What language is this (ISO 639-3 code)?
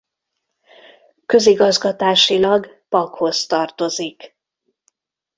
hun